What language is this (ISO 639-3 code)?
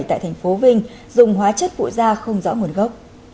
vie